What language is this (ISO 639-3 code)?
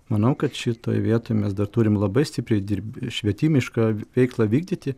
lit